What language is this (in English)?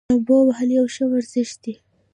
Pashto